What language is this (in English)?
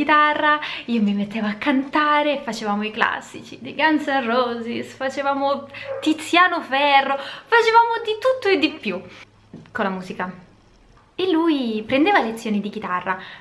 Italian